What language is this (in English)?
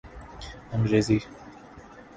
Urdu